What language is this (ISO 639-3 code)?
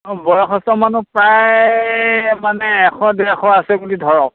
asm